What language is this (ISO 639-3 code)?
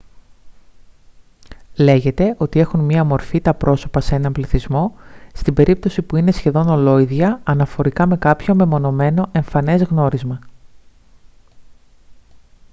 ell